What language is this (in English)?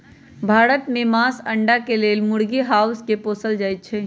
Magahi